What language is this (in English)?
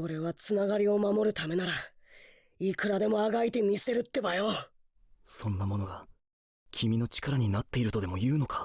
Japanese